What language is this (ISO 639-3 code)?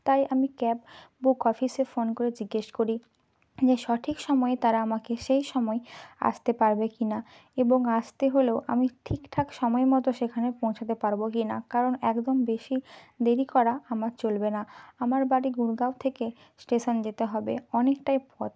ben